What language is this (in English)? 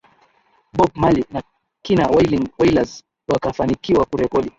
Swahili